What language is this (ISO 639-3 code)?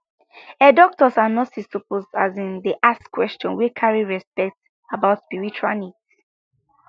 pcm